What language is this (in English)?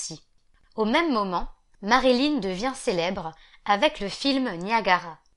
French